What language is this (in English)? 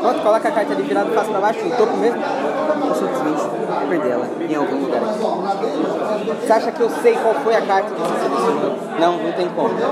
Portuguese